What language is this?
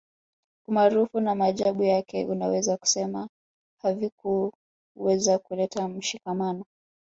Swahili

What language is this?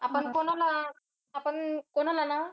Marathi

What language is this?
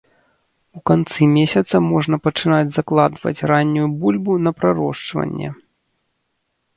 Belarusian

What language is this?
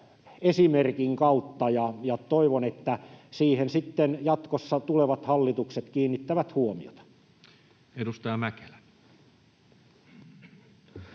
Finnish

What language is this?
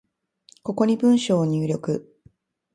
Japanese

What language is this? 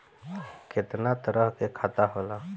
Bhojpuri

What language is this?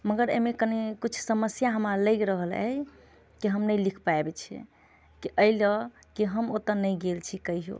Maithili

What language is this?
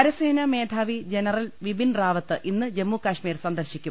Malayalam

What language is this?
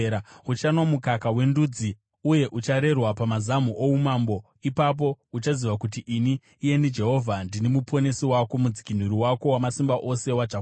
Shona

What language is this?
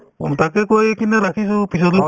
Assamese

